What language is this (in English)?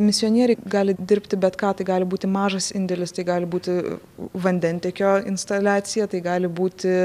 Lithuanian